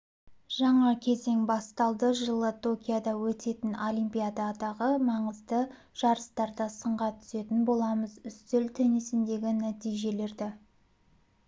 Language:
Kazakh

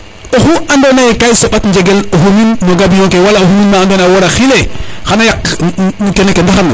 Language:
Serer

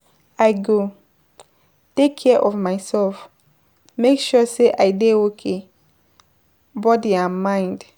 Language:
Nigerian Pidgin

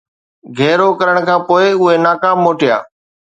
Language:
Sindhi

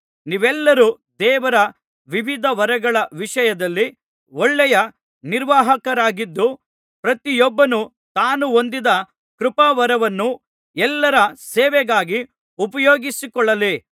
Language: Kannada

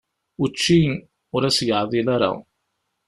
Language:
Kabyle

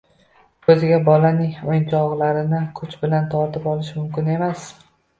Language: Uzbek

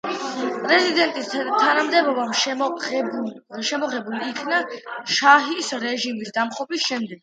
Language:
Georgian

